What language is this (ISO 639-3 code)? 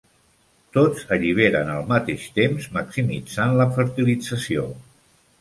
cat